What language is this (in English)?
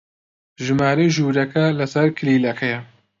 Central Kurdish